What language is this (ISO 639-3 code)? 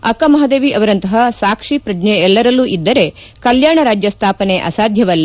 kan